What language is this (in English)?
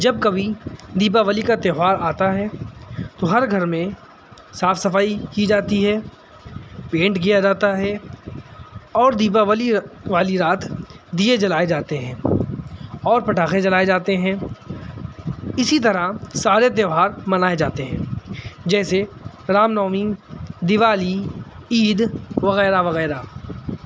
Urdu